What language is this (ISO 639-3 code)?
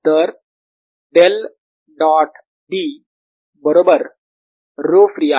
mar